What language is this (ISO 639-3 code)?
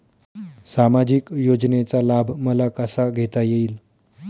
mar